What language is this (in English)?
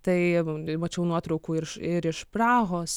Lithuanian